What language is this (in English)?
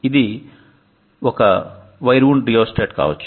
Telugu